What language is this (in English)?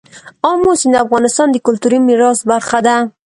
Pashto